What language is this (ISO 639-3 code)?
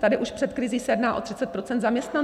ces